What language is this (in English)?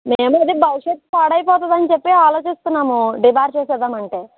Telugu